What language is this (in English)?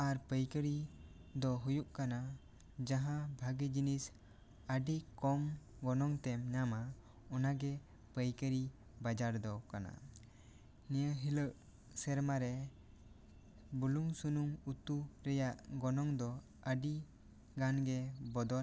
Santali